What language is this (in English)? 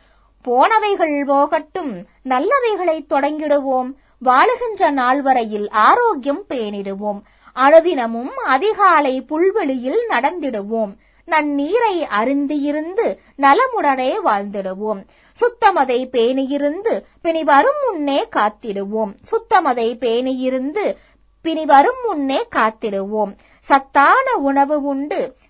Tamil